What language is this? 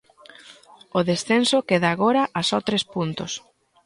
Galician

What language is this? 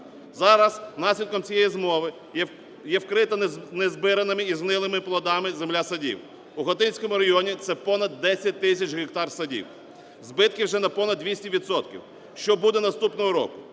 Ukrainian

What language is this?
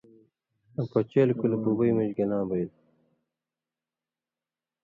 Indus Kohistani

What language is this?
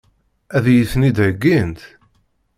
Kabyle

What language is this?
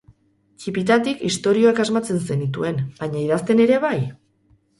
Basque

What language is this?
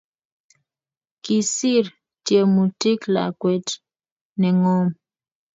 Kalenjin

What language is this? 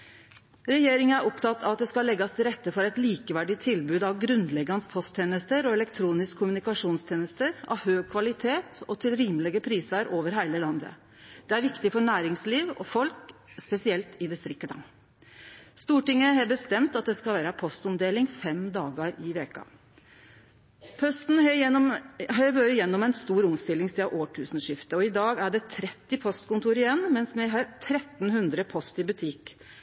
Norwegian Nynorsk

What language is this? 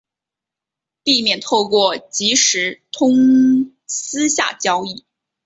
Chinese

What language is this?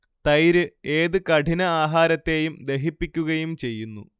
Malayalam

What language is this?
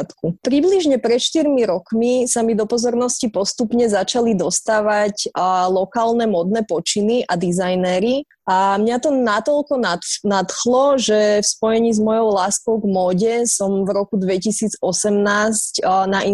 Slovak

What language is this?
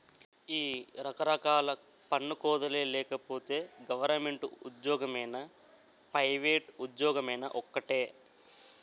Telugu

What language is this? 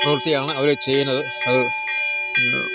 Malayalam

